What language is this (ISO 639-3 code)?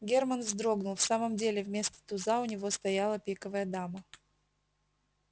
rus